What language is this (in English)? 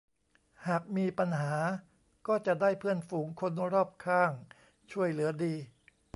Thai